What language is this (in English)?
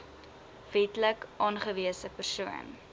Afrikaans